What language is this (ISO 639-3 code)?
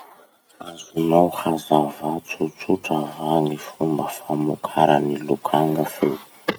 msh